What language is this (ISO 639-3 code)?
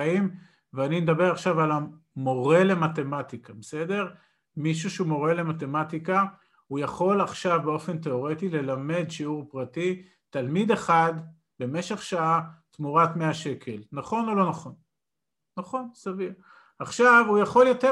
heb